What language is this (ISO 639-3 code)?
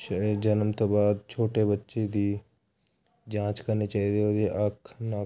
pan